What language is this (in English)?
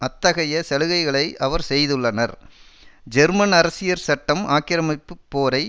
Tamil